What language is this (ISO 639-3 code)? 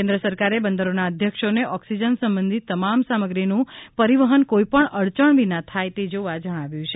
guj